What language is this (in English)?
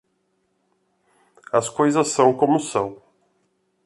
Portuguese